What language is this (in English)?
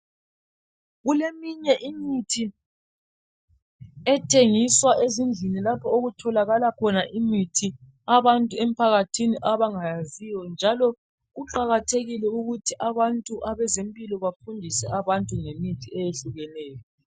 North Ndebele